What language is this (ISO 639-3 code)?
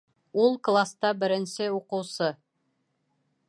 bak